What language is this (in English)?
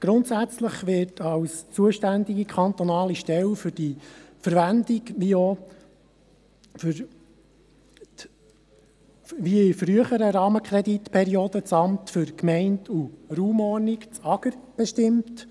Swiss German